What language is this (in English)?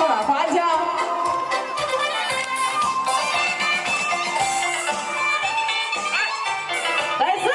Spanish